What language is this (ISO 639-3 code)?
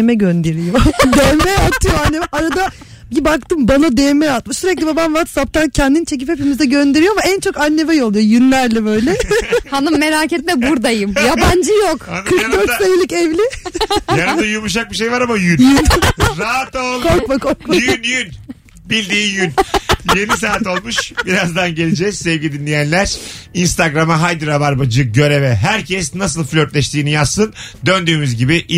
tur